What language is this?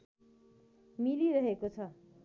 Nepali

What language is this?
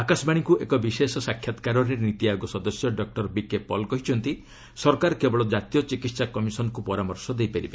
Odia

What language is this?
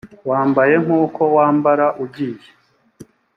Kinyarwanda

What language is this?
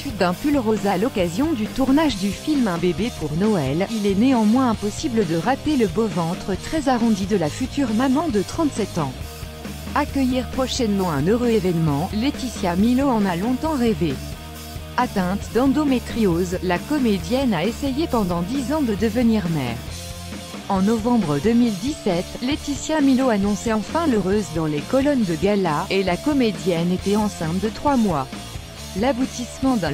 French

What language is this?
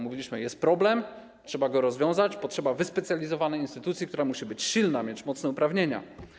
Polish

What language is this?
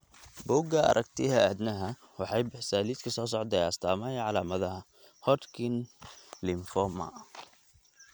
Somali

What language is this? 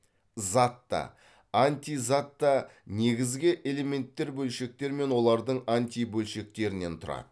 Kazakh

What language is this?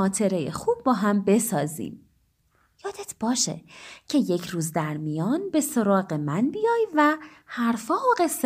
Persian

